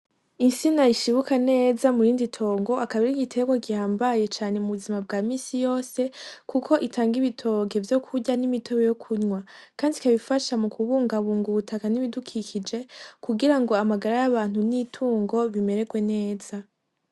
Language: Rundi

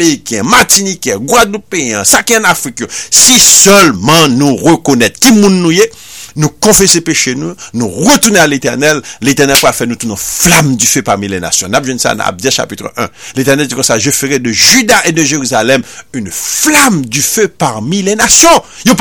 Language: French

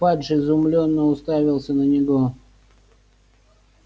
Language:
Russian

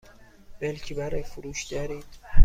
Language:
Persian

